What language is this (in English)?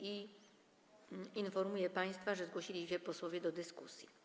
Polish